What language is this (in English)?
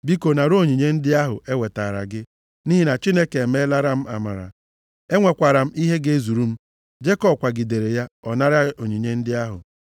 Igbo